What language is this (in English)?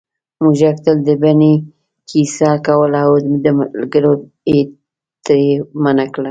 Pashto